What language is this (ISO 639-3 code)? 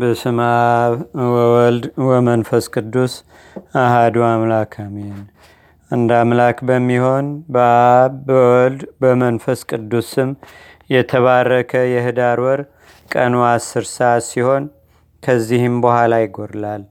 amh